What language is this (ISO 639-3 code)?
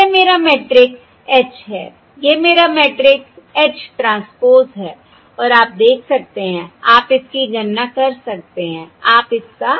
hin